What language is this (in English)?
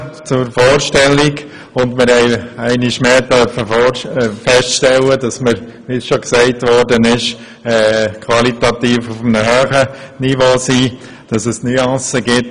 Swiss German